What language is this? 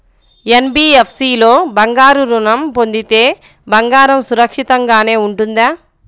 Telugu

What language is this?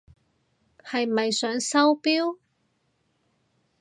Cantonese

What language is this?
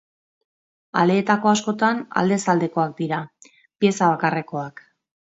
Basque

